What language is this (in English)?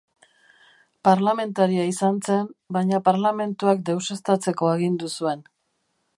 Basque